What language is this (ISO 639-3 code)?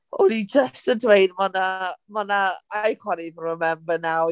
cym